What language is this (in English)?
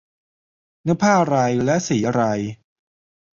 Thai